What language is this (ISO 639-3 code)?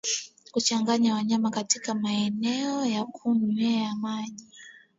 swa